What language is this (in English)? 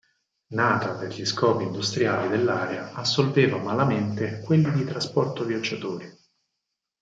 Italian